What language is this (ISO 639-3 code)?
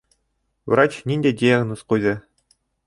bak